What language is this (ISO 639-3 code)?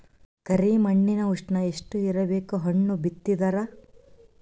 kan